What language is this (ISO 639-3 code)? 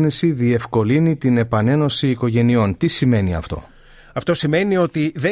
ell